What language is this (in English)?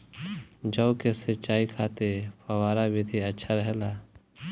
Bhojpuri